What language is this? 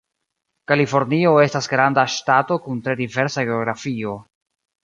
Esperanto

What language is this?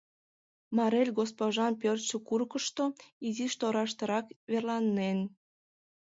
Mari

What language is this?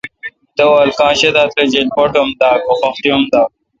Kalkoti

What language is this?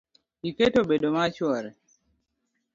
Luo (Kenya and Tanzania)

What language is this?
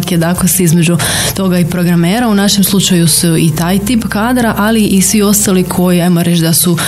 Croatian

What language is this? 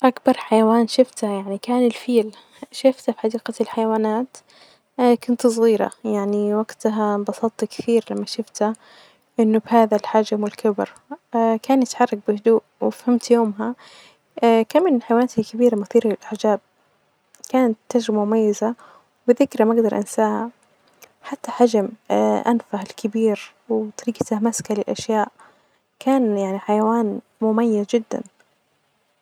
Najdi Arabic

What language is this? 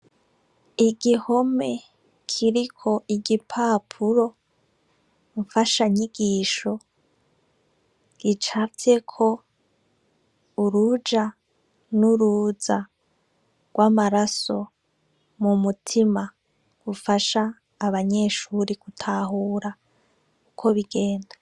Rundi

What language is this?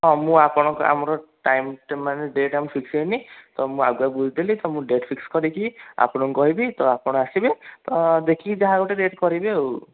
Odia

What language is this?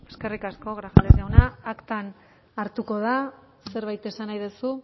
Basque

